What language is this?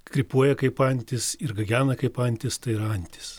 Lithuanian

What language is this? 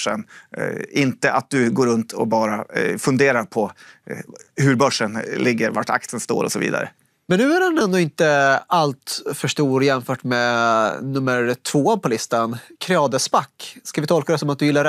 Swedish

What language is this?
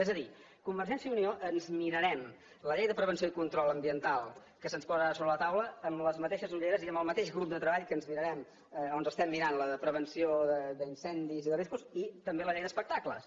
Catalan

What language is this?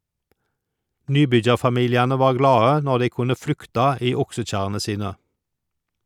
Norwegian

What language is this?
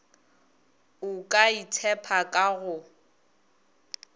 Northern Sotho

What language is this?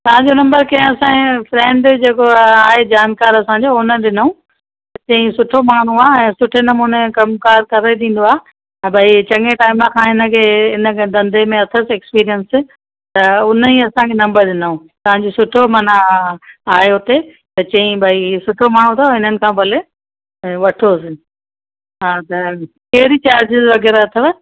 Sindhi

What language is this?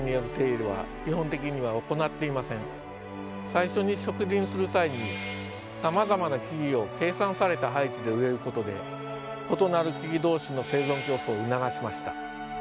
Japanese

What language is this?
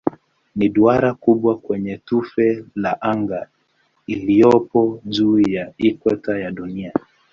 Swahili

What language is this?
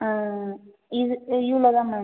Tamil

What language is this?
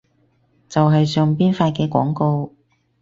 Cantonese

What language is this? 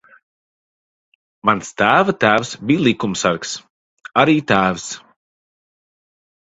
Latvian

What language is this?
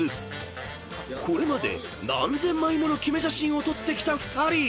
Japanese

